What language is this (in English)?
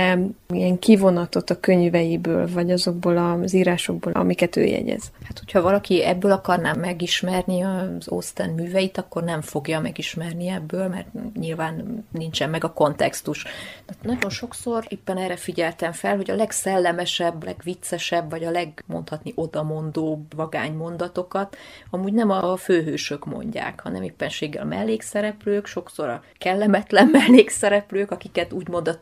Hungarian